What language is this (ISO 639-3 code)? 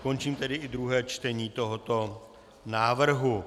ces